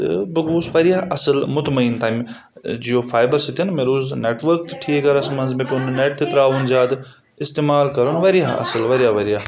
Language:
Kashmiri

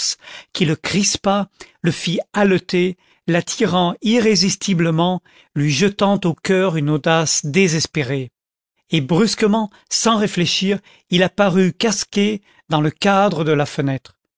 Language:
French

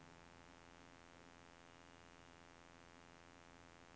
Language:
Norwegian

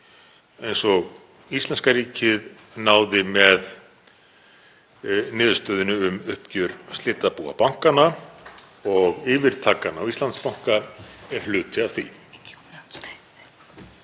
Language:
Icelandic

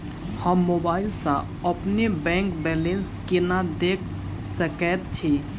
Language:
Maithili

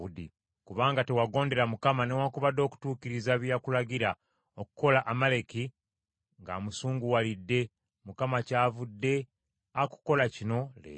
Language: Ganda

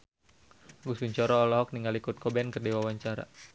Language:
Sundanese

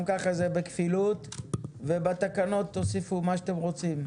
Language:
Hebrew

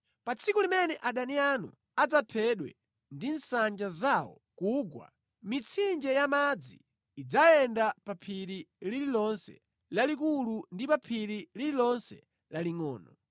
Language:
Nyanja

